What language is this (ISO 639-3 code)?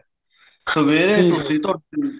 pan